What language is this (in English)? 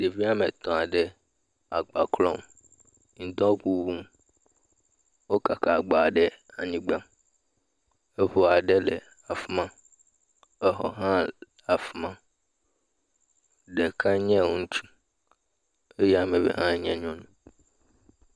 Ewe